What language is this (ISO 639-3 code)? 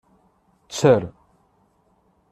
kab